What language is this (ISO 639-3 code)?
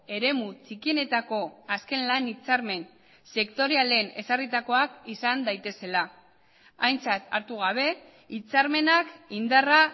eus